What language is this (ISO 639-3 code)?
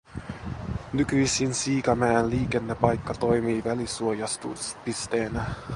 fin